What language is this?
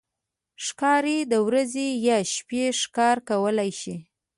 Pashto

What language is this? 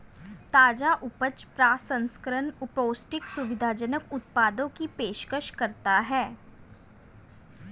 Hindi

